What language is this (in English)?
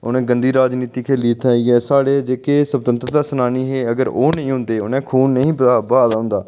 Dogri